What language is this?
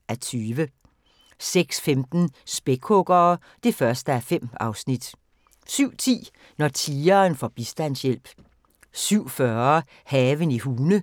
Danish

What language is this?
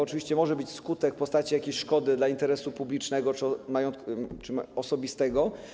Polish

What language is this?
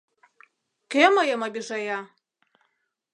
Mari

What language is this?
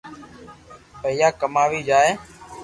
Loarki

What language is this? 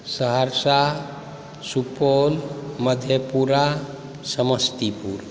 Maithili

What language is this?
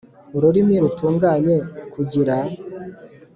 Kinyarwanda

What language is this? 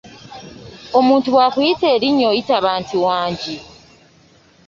Ganda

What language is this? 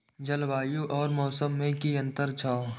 Maithili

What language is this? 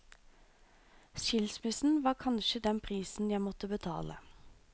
Norwegian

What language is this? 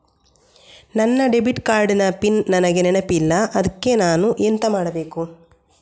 Kannada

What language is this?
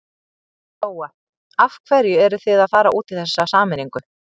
Icelandic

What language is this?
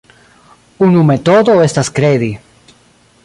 Esperanto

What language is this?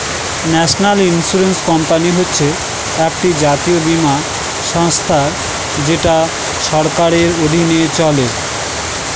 Bangla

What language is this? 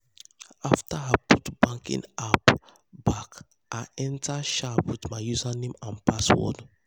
Nigerian Pidgin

